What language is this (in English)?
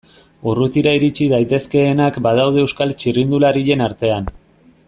Basque